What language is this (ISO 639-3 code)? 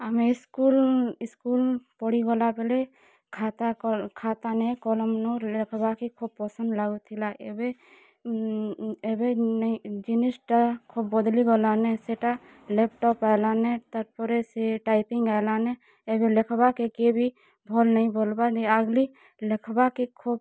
ori